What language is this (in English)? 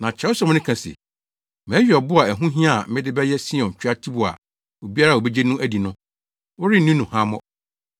Akan